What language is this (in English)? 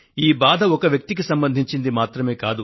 Telugu